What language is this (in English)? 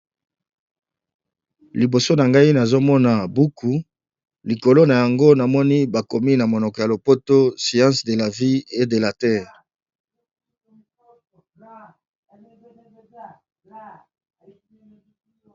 Lingala